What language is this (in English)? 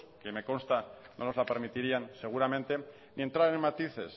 Spanish